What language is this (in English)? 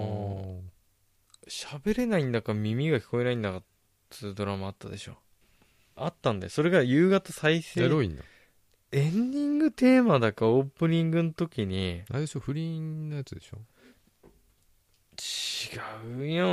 Japanese